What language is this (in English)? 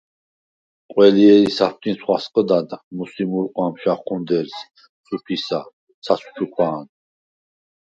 Svan